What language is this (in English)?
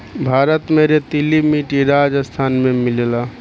Bhojpuri